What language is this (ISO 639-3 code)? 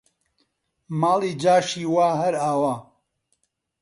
ckb